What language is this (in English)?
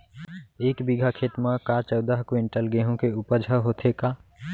Chhattisgarhi